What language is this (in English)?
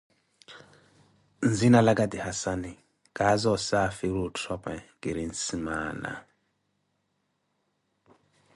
Koti